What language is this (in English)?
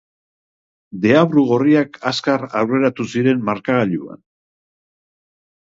Basque